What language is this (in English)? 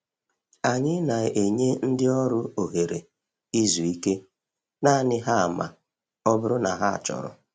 Igbo